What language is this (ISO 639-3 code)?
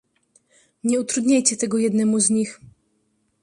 pol